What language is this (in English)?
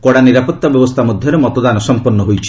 Odia